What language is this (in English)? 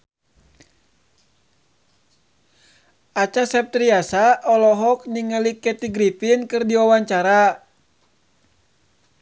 Sundanese